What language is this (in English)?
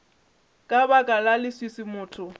Northern Sotho